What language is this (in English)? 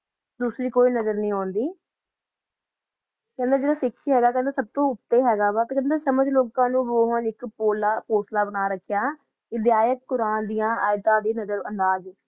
Punjabi